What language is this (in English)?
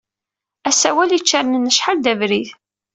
Kabyle